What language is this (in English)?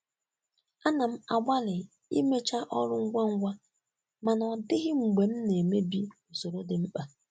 Igbo